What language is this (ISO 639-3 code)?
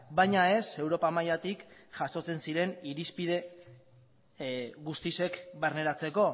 eus